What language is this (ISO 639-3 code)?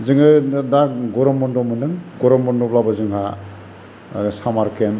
brx